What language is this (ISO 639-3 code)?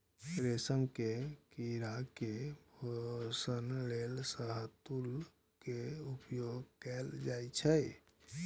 mai